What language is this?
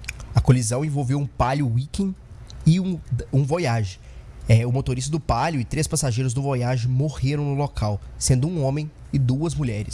Portuguese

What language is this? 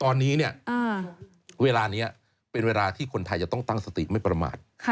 Thai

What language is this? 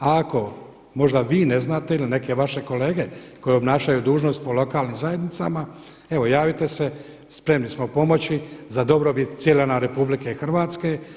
Croatian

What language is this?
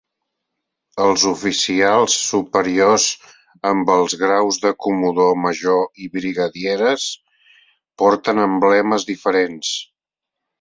Catalan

